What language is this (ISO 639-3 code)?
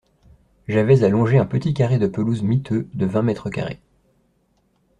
fra